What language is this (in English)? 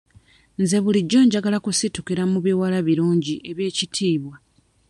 Ganda